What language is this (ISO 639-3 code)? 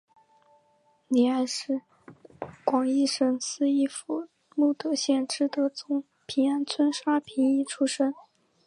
zho